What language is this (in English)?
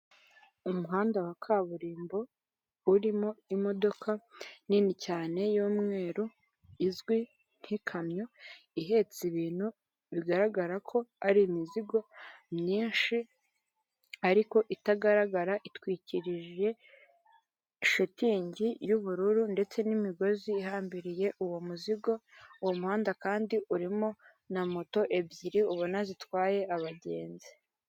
Kinyarwanda